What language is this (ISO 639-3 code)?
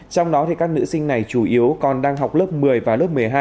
vie